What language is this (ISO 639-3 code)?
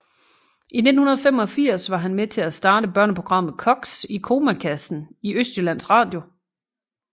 dan